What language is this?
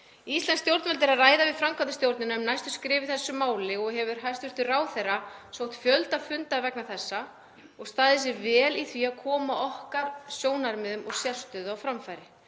Icelandic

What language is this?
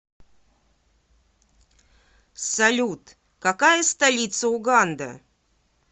Russian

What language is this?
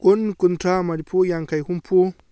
Manipuri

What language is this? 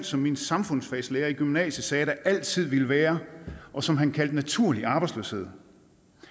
Danish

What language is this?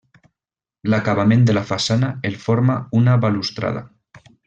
Catalan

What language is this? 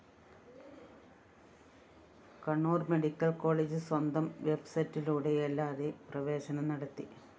Malayalam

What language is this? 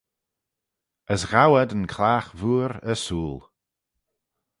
Manx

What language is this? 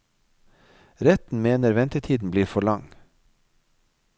Norwegian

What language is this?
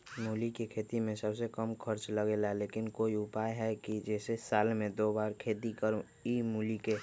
Magahi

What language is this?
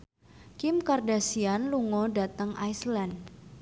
Javanese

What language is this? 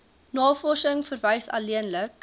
Afrikaans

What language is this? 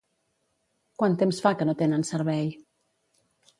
Catalan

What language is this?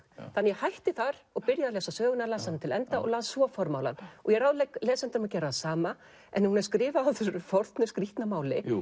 Icelandic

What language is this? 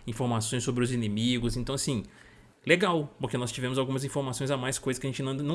Portuguese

